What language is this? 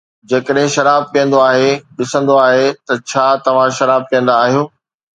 Sindhi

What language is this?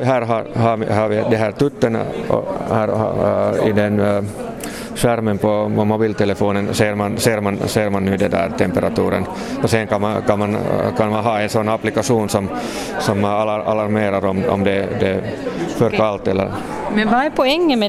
Swedish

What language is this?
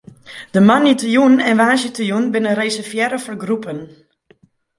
Western Frisian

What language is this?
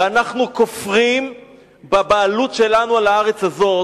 Hebrew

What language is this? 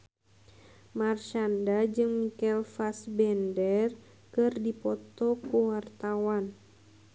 Sundanese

